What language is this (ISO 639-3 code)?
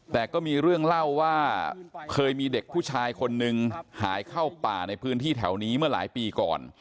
tha